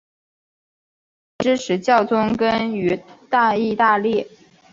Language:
Chinese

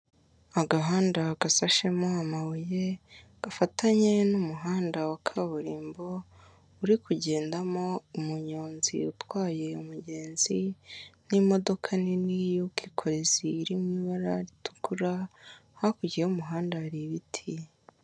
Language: Kinyarwanda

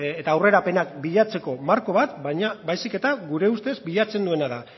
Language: Basque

